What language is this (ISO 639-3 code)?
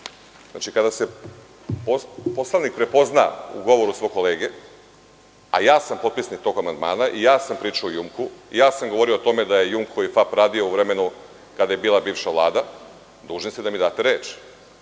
srp